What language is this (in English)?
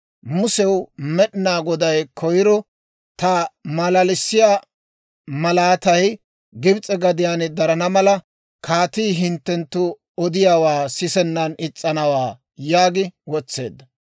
Dawro